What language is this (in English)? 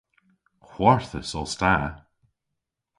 Cornish